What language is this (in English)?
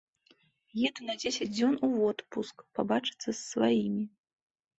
Belarusian